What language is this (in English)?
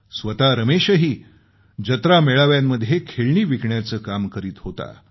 Marathi